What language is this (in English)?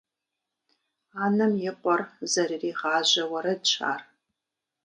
Kabardian